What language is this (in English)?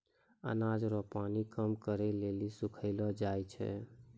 Maithili